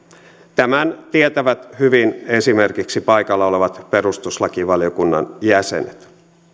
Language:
Finnish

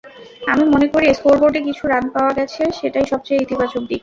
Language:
Bangla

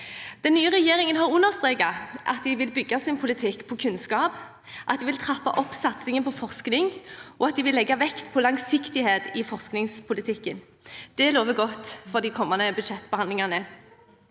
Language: Norwegian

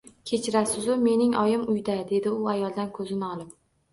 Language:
Uzbek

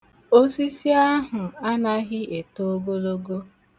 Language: Igbo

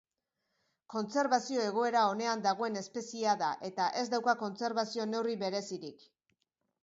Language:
Basque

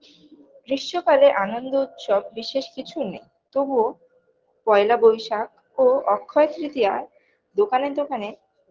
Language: Bangla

